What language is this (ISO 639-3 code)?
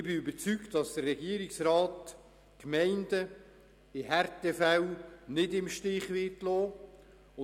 gsw